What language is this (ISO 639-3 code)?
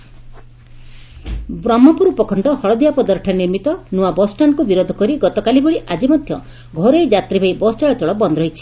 ori